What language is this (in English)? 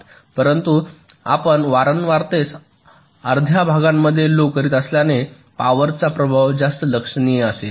Marathi